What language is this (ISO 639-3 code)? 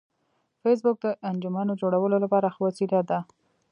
pus